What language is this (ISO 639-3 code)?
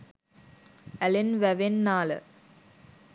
sin